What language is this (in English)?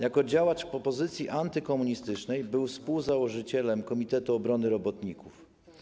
Polish